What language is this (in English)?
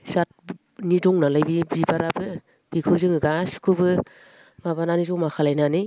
Bodo